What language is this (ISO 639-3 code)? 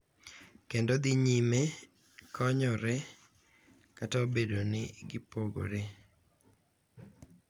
luo